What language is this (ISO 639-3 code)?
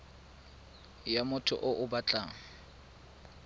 tsn